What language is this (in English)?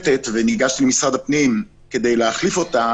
Hebrew